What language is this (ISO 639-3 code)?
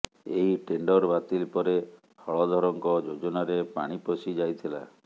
ori